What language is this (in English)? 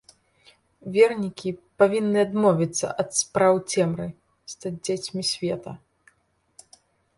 Belarusian